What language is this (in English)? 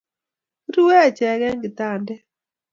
Kalenjin